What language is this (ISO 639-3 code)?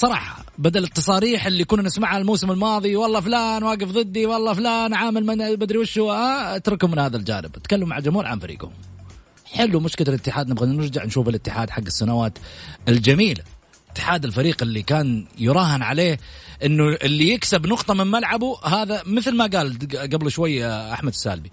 ara